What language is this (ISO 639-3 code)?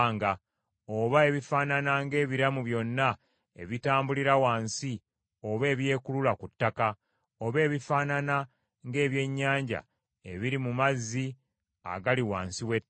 lug